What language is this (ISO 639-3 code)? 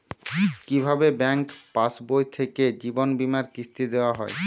ben